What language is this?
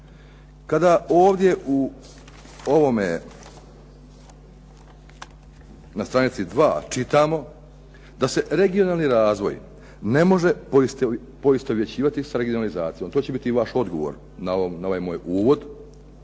Croatian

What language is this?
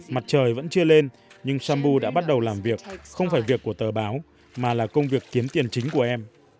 Vietnamese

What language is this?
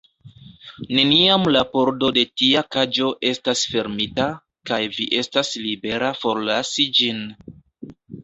Esperanto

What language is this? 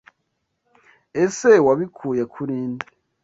Kinyarwanda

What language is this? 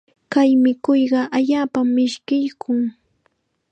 Chiquián Ancash Quechua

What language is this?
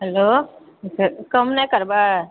Maithili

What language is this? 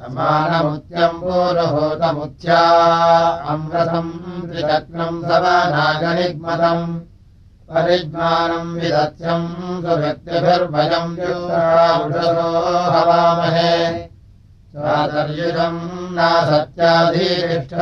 Russian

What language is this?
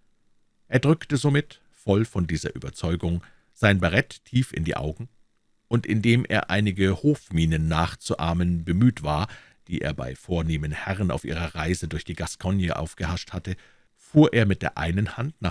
German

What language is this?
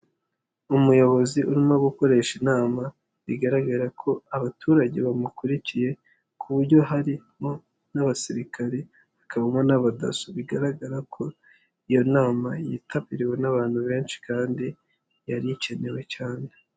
Kinyarwanda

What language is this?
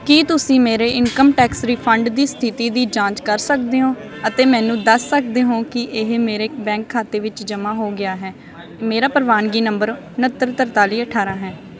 Punjabi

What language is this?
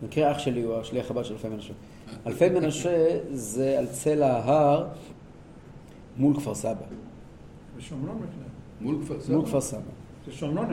Hebrew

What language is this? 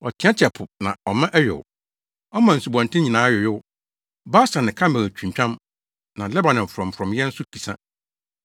Akan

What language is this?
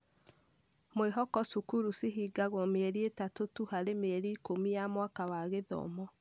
Kikuyu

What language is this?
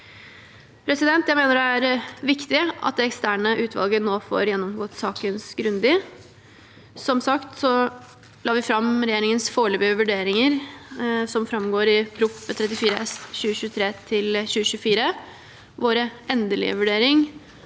Norwegian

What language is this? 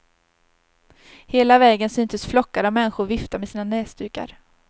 Swedish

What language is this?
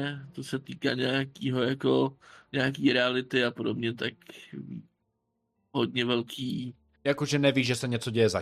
Czech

